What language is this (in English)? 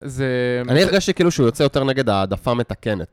Hebrew